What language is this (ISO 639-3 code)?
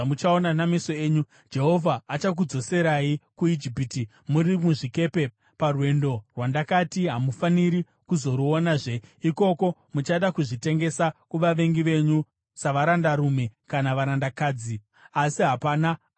sna